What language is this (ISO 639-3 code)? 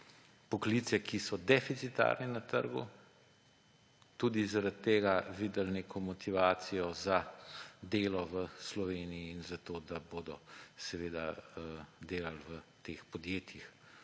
slv